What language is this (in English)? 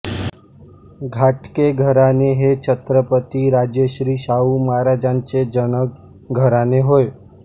Marathi